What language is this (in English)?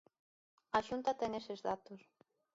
Galician